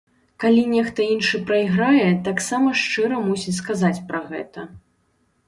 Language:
Belarusian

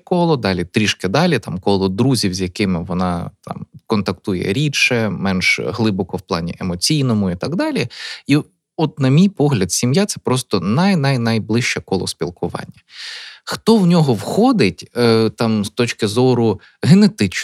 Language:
Ukrainian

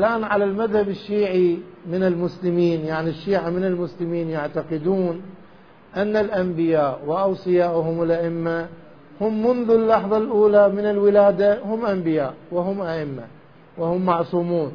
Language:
Arabic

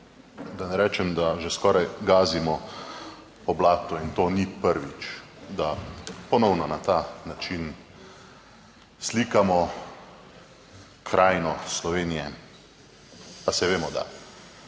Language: Slovenian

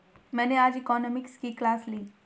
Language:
Hindi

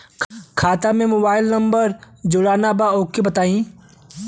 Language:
Bhojpuri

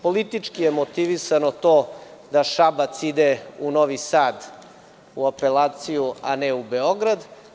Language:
Serbian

